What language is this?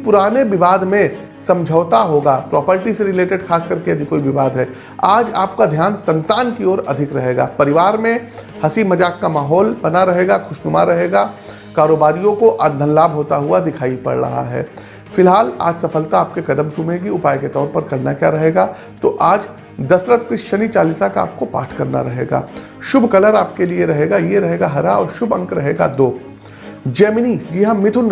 Hindi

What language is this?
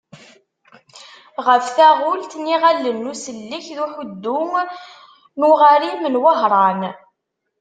Kabyle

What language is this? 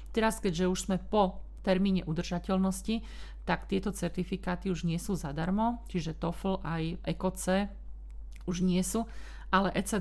Slovak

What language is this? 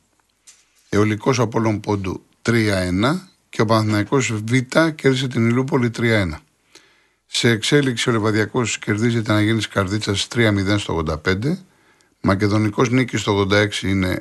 Greek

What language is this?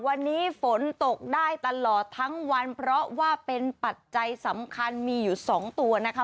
Thai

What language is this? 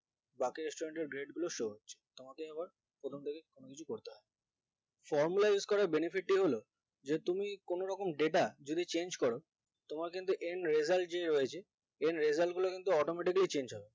Bangla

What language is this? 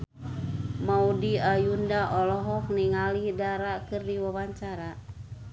Sundanese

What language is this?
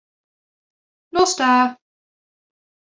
Welsh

